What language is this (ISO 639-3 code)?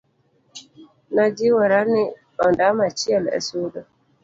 luo